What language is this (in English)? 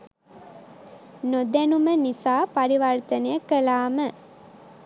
Sinhala